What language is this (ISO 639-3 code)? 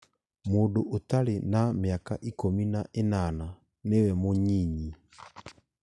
kik